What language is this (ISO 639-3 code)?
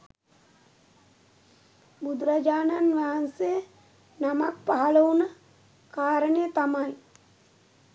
sin